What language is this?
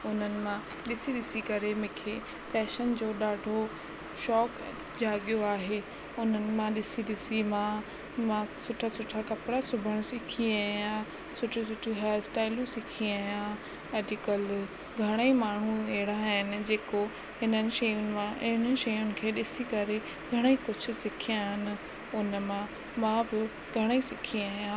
Sindhi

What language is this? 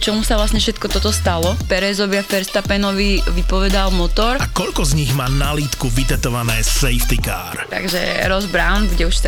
Slovak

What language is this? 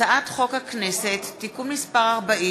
Hebrew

